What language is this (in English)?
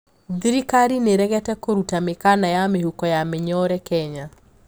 Kikuyu